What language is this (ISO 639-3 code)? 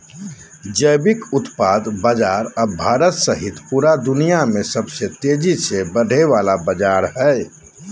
mag